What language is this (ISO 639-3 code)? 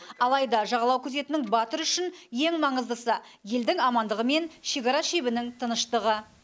kaz